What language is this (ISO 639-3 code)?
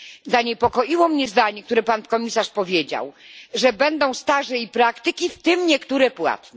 pol